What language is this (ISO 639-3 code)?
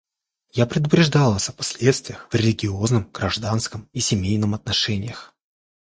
rus